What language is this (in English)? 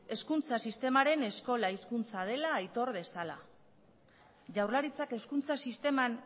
Basque